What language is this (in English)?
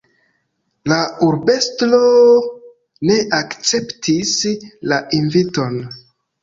Esperanto